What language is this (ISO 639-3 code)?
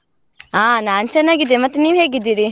kan